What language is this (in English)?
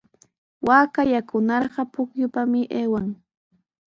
Sihuas Ancash Quechua